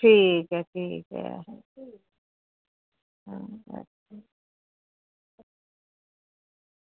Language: Dogri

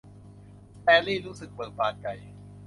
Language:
Thai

